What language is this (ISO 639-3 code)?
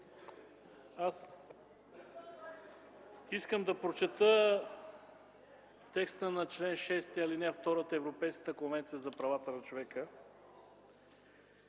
bul